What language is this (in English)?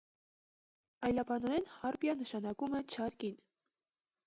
Armenian